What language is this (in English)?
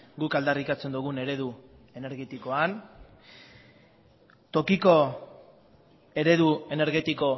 Basque